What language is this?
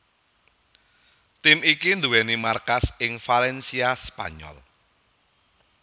Javanese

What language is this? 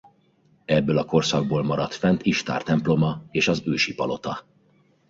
Hungarian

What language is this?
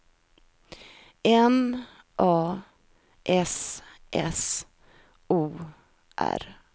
Swedish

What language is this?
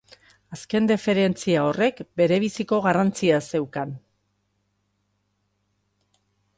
Basque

